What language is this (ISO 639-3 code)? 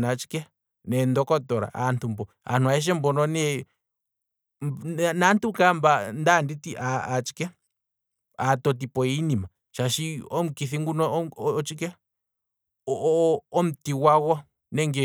kwm